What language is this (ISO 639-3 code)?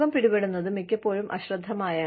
mal